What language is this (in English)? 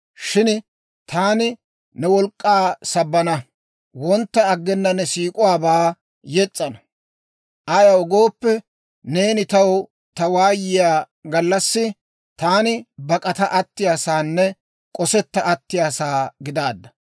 Dawro